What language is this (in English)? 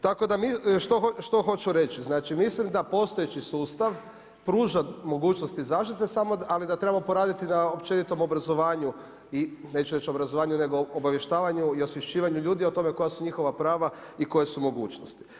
Croatian